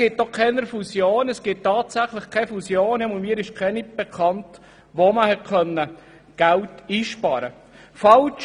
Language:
Swiss German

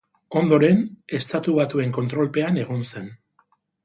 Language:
Basque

